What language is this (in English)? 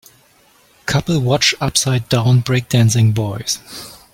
English